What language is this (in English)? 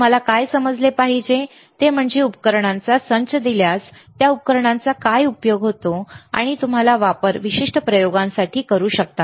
Marathi